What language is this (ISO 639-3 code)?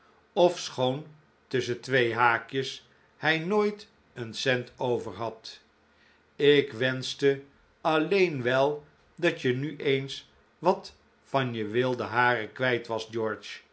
nld